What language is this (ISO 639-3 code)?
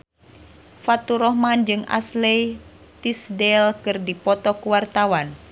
sun